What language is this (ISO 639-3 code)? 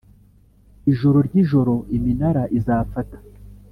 kin